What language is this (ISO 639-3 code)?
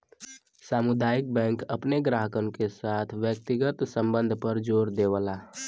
bho